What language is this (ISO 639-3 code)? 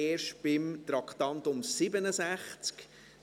gsw